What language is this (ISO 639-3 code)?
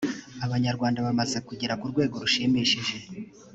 kin